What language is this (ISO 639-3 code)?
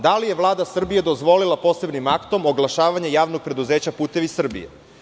srp